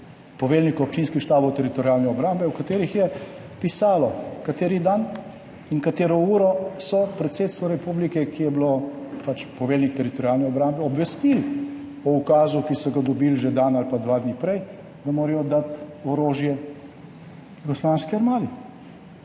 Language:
Slovenian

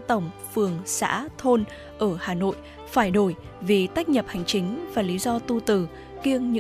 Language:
Vietnamese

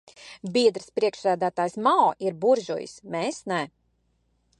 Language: Latvian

